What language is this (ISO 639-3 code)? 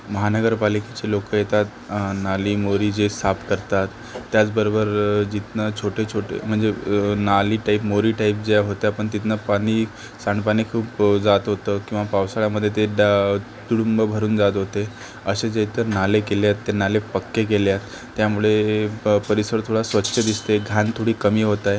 mar